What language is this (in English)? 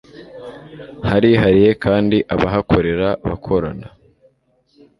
Kinyarwanda